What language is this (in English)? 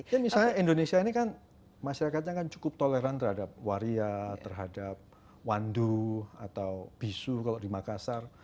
Indonesian